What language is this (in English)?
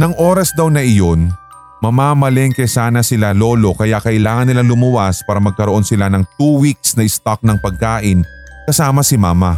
Filipino